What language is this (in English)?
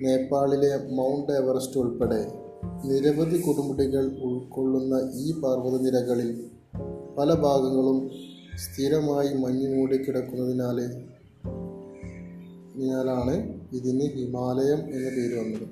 Malayalam